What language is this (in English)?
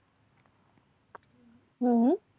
Gujarati